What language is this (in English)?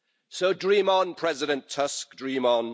English